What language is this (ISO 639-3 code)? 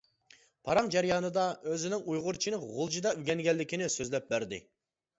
uig